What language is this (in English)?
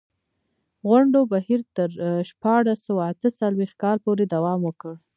Pashto